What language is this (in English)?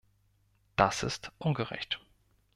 German